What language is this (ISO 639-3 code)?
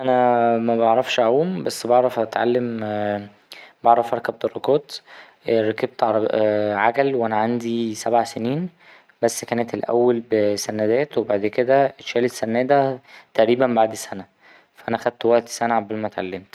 arz